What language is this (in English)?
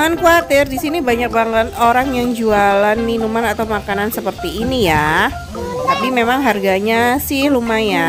Indonesian